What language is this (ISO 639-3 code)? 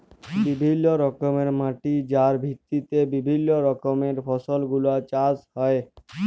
ben